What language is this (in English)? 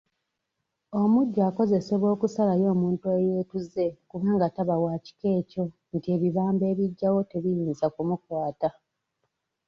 Ganda